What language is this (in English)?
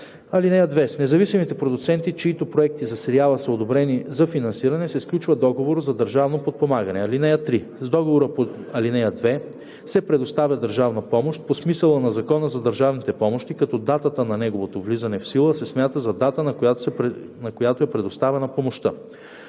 Bulgarian